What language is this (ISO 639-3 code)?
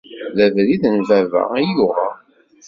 kab